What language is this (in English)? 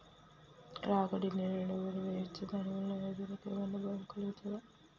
Telugu